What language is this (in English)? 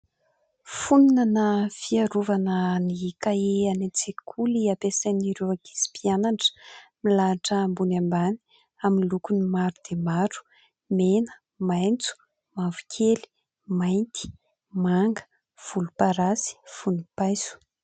Malagasy